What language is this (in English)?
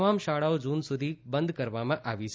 Gujarati